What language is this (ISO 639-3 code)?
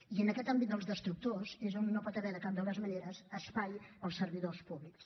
cat